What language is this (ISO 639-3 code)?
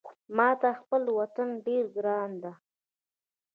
pus